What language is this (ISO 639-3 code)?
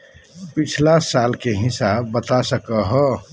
mag